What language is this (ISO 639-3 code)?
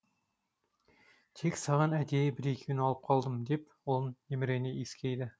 kaz